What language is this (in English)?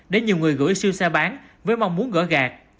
Vietnamese